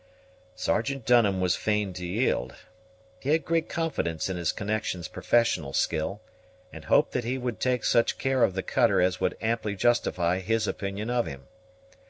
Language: English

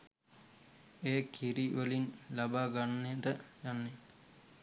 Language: Sinhala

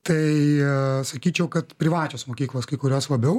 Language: Lithuanian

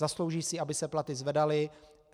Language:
Czech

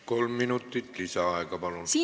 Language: Estonian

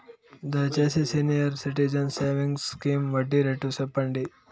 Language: Telugu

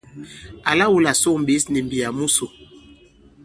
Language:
Bankon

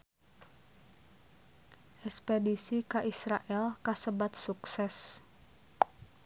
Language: Sundanese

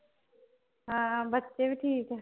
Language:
Punjabi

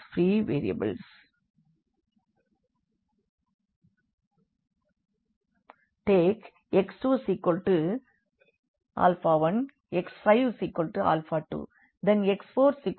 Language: Tamil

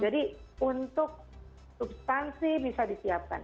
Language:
Indonesian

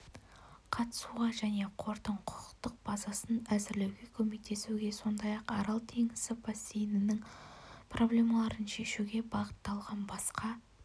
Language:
Kazakh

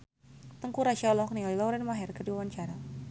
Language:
Sundanese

